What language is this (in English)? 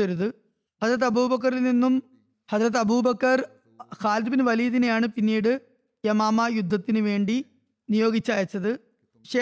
Malayalam